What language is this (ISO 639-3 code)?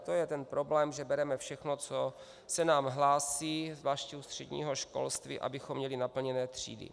ces